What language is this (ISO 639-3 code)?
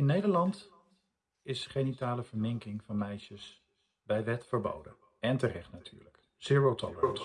nld